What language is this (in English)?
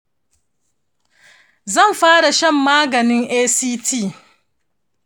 Hausa